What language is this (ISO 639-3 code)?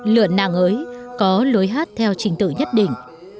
vie